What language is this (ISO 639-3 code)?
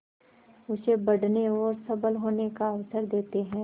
hin